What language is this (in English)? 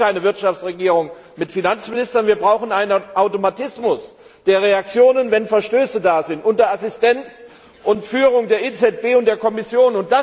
German